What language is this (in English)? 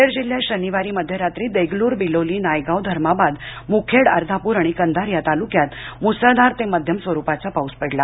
Marathi